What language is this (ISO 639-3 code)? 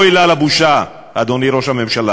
heb